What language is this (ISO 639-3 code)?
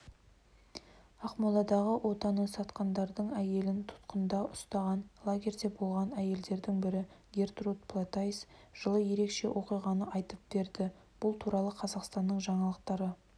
kaz